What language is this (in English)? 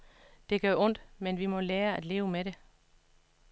Danish